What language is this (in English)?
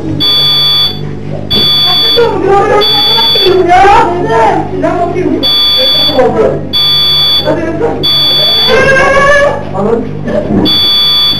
Turkish